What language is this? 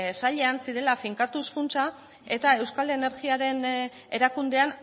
Basque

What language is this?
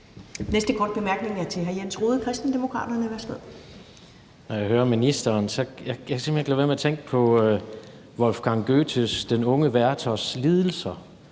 Danish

